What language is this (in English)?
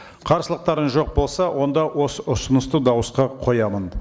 Kazakh